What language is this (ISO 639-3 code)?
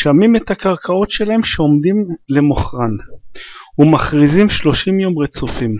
heb